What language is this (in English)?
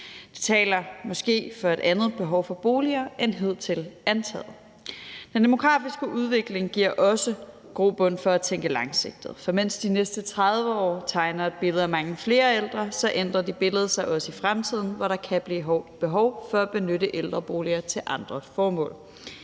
Danish